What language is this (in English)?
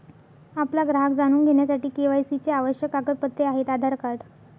Marathi